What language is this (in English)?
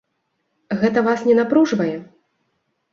Belarusian